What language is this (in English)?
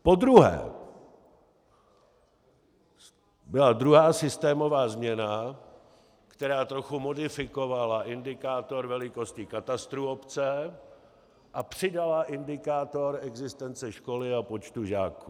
Czech